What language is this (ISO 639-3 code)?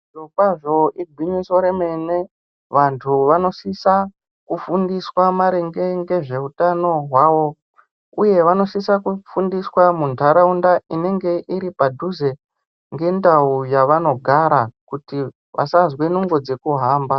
ndc